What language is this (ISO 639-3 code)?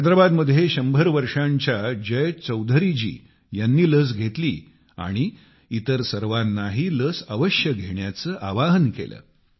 mar